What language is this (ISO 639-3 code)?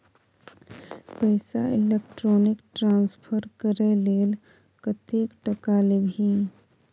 mai